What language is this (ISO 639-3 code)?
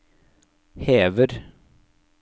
nor